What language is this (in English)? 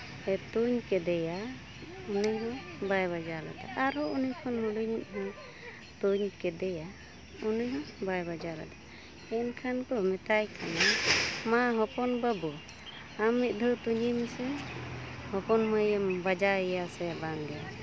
Santali